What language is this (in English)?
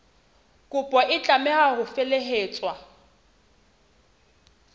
Southern Sotho